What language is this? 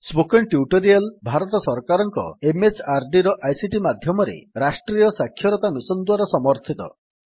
Odia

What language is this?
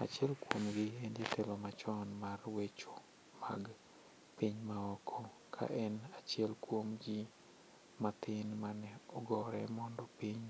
Luo (Kenya and Tanzania)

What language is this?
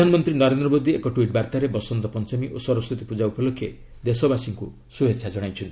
Odia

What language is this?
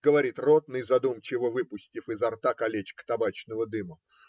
Russian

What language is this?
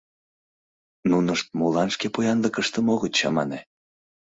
Mari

